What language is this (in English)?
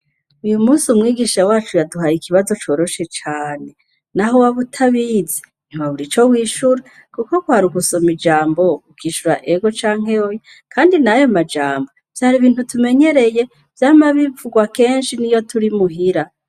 Rundi